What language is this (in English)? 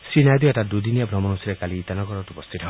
Assamese